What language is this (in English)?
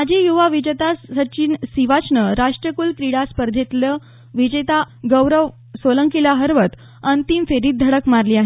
Marathi